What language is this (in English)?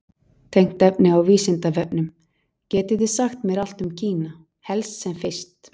Icelandic